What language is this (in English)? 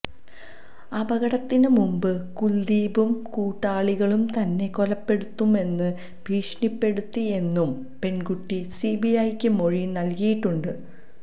Malayalam